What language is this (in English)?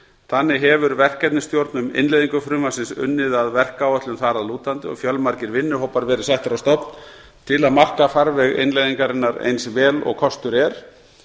Icelandic